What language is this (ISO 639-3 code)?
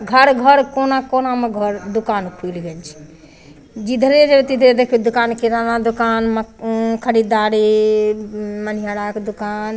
mai